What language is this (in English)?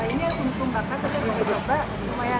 Indonesian